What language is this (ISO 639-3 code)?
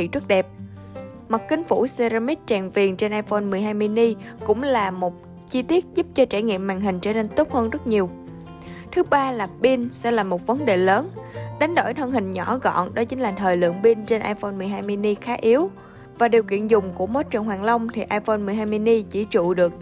vie